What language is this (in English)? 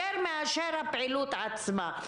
Hebrew